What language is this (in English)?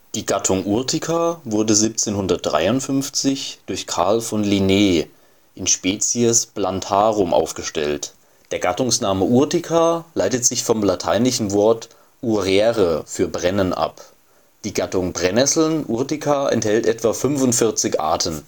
German